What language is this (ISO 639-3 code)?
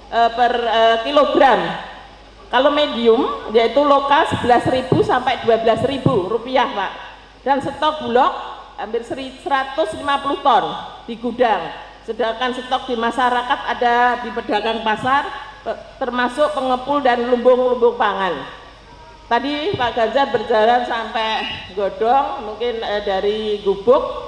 ind